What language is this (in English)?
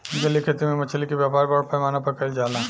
Bhojpuri